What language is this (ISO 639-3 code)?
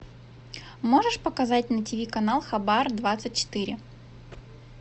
rus